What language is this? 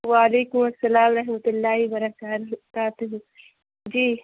Urdu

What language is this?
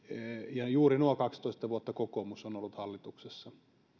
Finnish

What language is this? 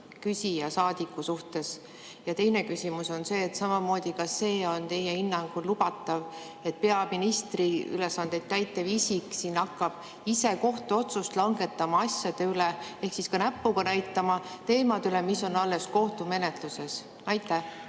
Estonian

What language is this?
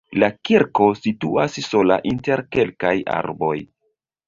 Esperanto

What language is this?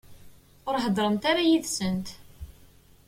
Kabyle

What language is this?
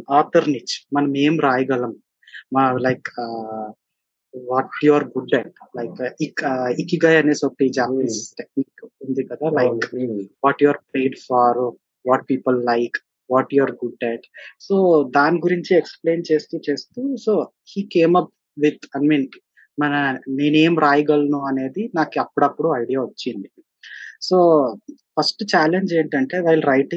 Telugu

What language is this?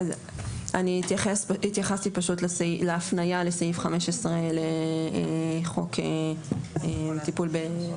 Hebrew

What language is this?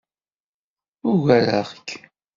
Kabyle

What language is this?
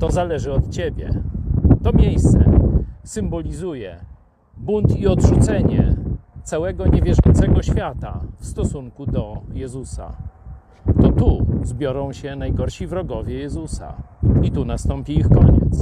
Polish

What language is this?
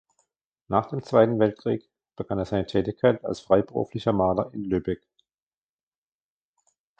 German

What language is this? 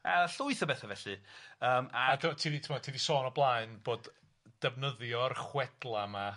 Welsh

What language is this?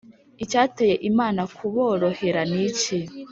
Kinyarwanda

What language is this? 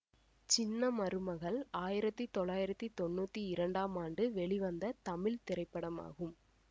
Tamil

